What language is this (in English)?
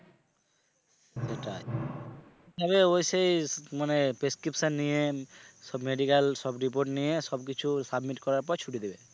Bangla